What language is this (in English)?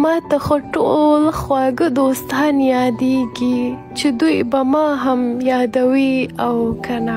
Arabic